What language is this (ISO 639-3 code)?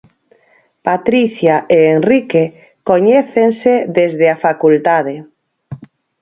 glg